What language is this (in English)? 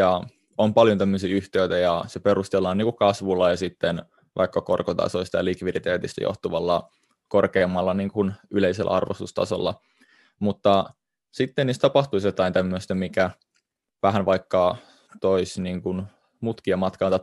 Finnish